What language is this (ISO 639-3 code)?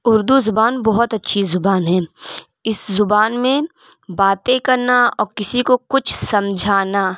urd